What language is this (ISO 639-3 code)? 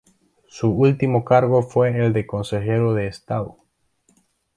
spa